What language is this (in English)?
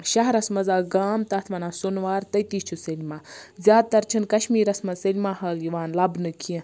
Kashmiri